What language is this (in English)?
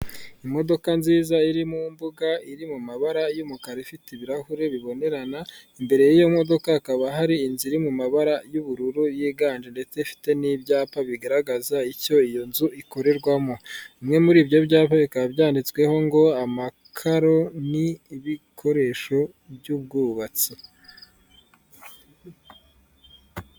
Kinyarwanda